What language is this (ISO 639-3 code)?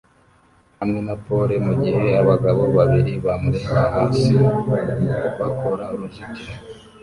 kin